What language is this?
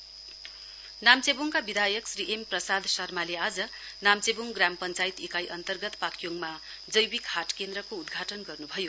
Nepali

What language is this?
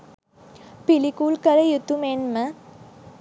Sinhala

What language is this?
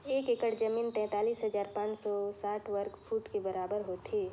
Chhattisgarhi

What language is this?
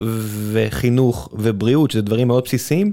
Hebrew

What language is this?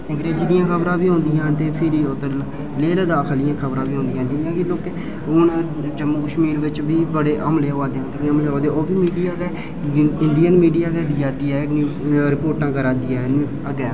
Dogri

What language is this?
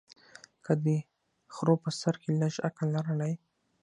Pashto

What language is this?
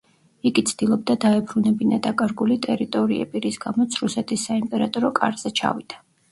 Georgian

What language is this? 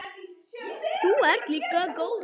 Icelandic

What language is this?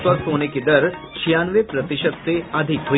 Hindi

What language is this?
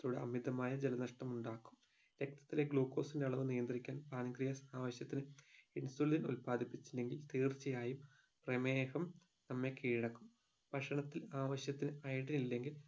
Malayalam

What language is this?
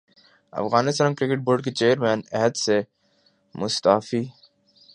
Urdu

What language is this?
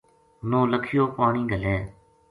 Gujari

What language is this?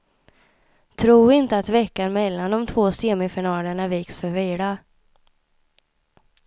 Swedish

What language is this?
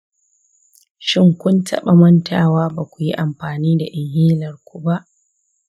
Hausa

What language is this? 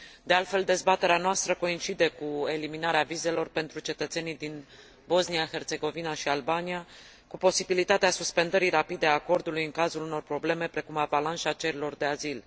Romanian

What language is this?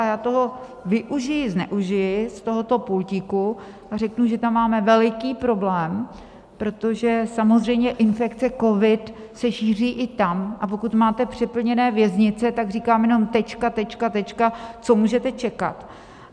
Czech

